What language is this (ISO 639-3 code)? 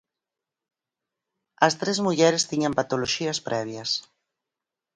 glg